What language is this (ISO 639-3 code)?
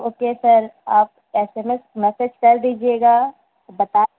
urd